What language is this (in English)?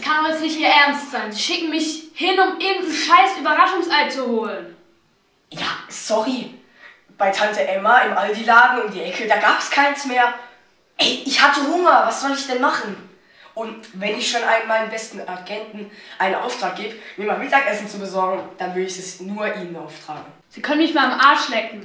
German